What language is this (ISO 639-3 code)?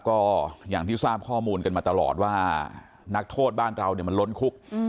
tha